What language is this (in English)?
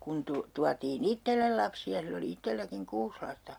Finnish